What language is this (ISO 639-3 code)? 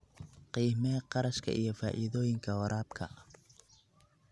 som